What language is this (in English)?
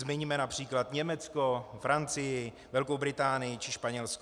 Czech